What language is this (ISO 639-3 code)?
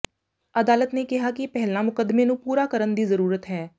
pan